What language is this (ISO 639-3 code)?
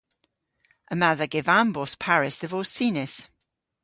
cor